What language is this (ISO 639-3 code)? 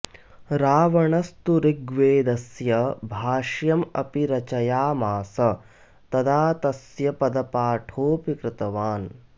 san